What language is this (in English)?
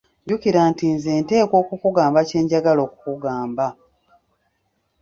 Ganda